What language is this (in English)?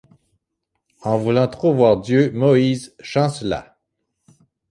French